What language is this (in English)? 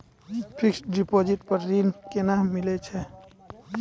Maithili